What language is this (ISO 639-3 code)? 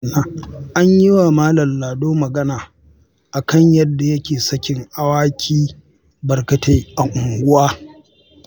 hau